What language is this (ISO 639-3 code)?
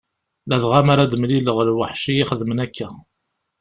kab